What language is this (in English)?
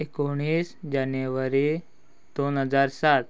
Konkani